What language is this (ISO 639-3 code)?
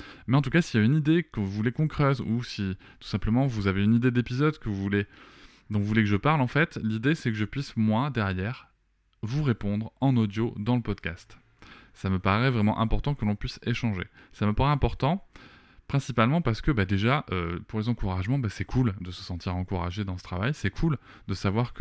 fra